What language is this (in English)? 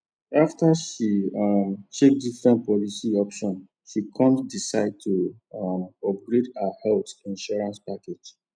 Nigerian Pidgin